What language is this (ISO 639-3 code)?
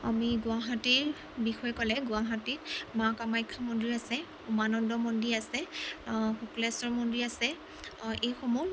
asm